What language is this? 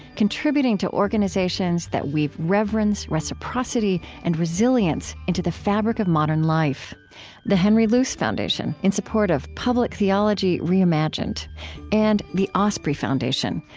English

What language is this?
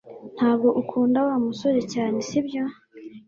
Kinyarwanda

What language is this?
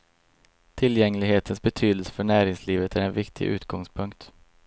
Swedish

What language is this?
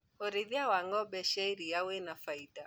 Kikuyu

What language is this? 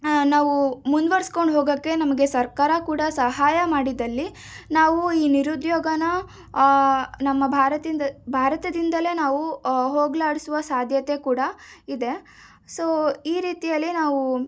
Kannada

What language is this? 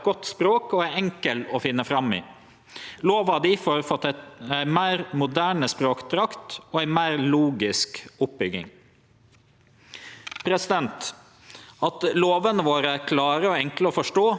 Norwegian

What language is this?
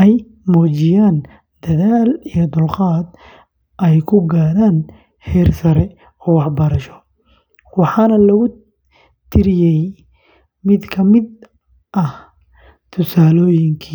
Somali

